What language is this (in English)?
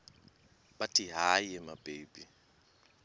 Xhosa